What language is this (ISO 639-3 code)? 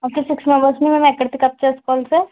tel